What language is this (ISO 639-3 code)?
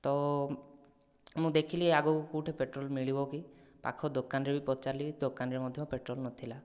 ori